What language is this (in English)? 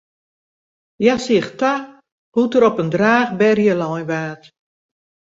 Western Frisian